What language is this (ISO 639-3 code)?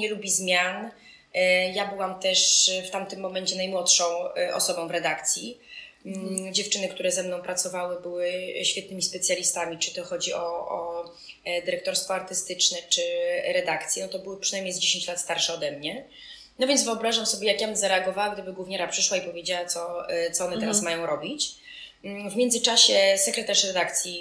pol